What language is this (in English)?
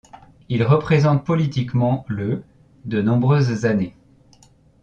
French